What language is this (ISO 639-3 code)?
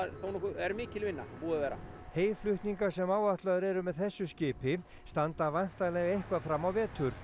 isl